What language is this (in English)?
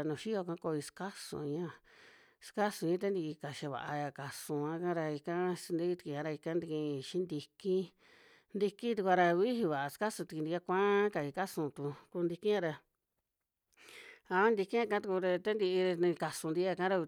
Western Juxtlahuaca Mixtec